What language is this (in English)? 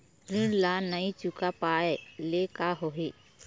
Chhattisgarhi